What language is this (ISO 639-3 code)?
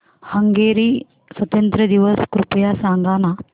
mar